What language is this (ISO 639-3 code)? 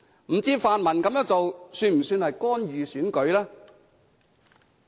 yue